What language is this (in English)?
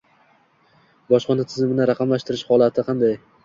Uzbek